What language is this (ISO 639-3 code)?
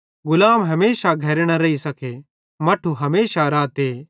bhd